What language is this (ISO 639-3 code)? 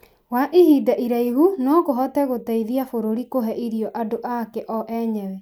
kik